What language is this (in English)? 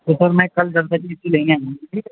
Urdu